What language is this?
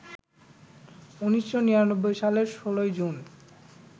Bangla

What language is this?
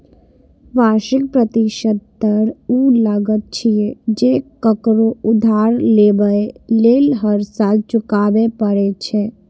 Maithili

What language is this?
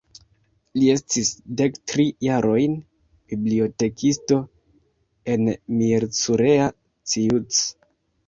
Esperanto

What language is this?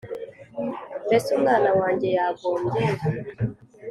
Kinyarwanda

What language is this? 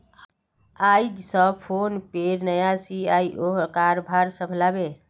Magahi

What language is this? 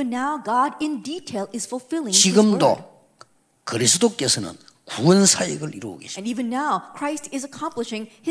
Korean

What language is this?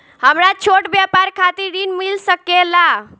Bhojpuri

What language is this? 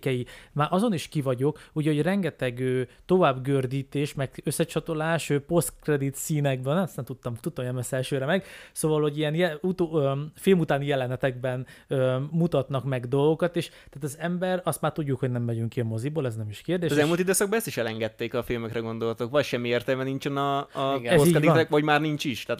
Hungarian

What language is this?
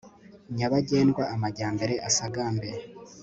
Kinyarwanda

